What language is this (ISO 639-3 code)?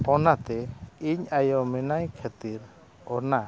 sat